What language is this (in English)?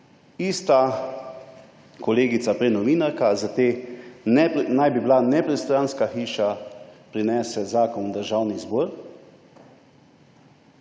Slovenian